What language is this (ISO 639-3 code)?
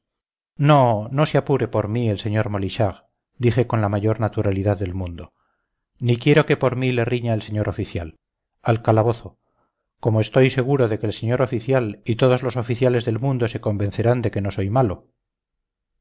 spa